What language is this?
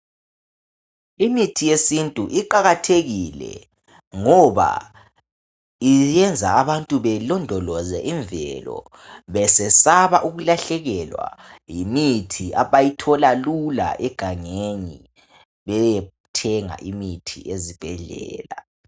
North Ndebele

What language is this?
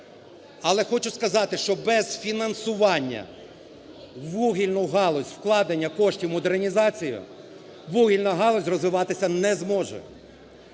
Ukrainian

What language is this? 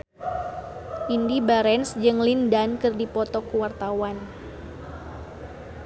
Sundanese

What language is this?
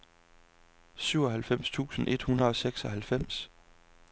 Danish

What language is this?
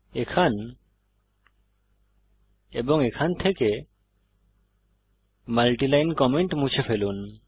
Bangla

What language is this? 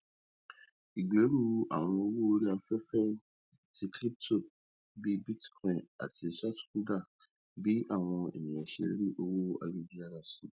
Yoruba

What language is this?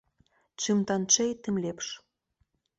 Belarusian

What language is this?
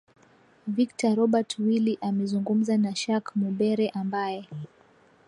Swahili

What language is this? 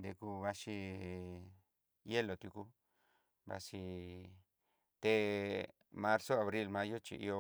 Southeastern Nochixtlán Mixtec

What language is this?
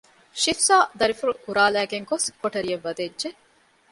Divehi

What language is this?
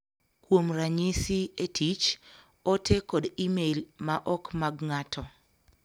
Luo (Kenya and Tanzania)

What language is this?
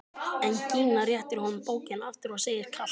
Icelandic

